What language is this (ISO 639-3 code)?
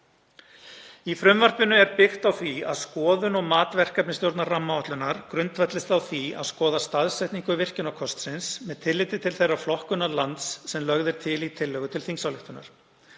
isl